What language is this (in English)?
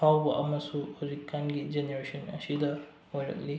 Manipuri